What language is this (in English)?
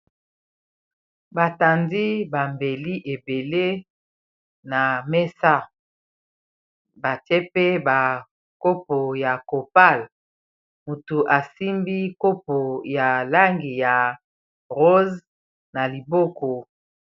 Lingala